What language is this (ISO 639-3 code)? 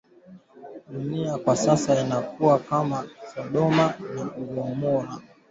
swa